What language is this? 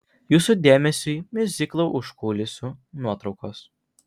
Lithuanian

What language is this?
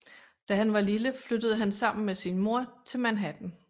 Danish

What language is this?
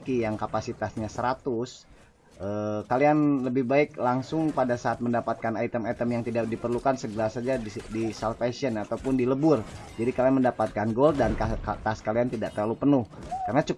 Indonesian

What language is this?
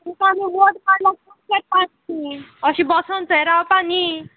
Konkani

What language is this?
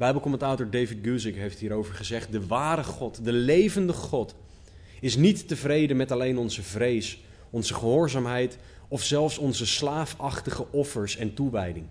Dutch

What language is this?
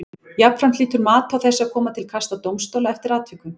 Icelandic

